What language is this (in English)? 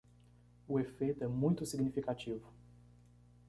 Portuguese